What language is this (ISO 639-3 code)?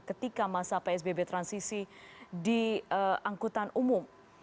ind